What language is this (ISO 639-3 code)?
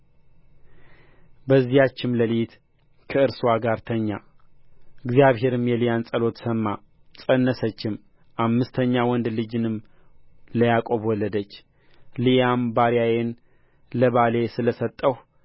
amh